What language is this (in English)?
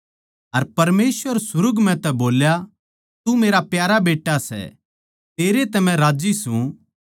Haryanvi